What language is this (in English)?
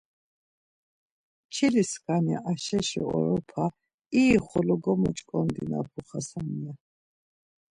Laz